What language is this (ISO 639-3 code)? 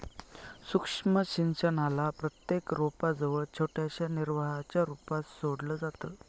mar